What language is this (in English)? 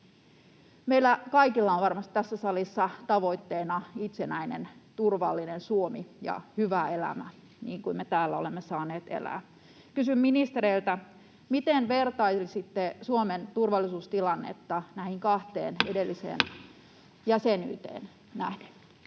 Finnish